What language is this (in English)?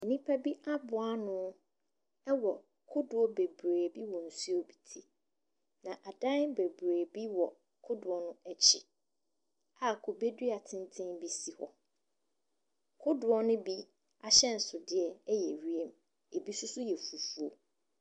Akan